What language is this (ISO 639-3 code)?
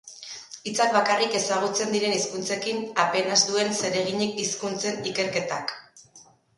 eus